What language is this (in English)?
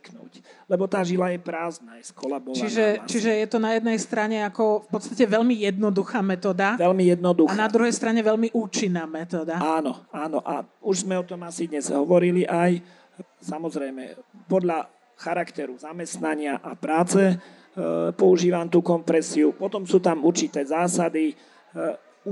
Slovak